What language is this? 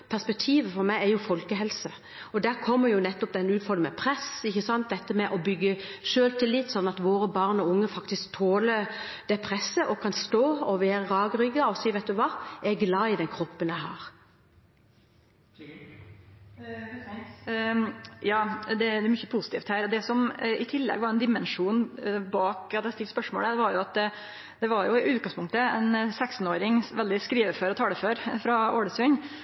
Norwegian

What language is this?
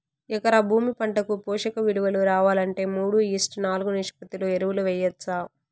Telugu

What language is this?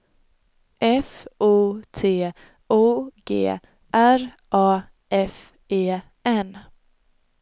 Swedish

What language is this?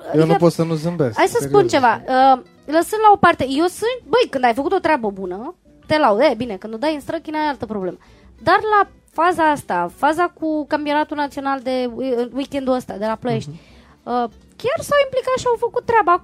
Romanian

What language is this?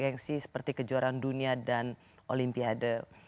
Indonesian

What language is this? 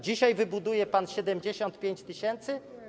Polish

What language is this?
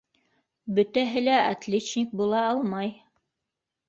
Bashkir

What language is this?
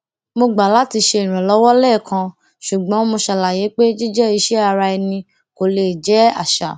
Yoruba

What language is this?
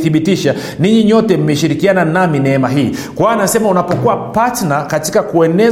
Swahili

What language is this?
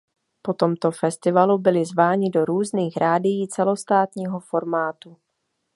Czech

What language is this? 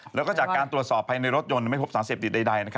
Thai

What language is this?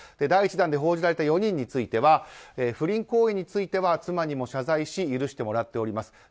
Japanese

